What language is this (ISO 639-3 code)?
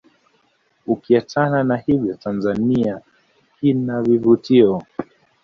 swa